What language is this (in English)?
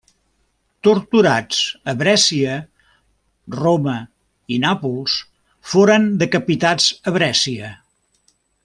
Catalan